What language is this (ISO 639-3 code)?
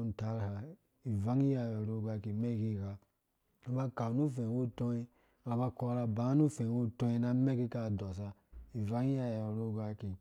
ldb